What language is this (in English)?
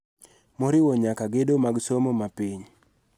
Luo (Kenya and Tanzania)